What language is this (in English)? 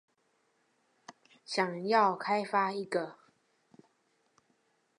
Chinese